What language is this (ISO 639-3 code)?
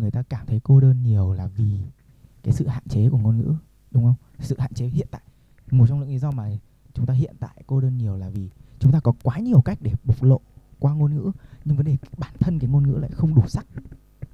vie